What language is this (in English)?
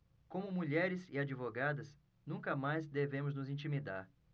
Portuguese